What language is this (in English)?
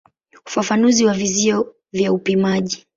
Swahili